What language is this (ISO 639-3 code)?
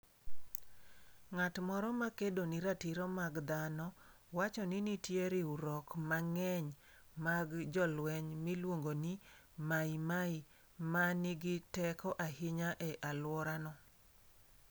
luo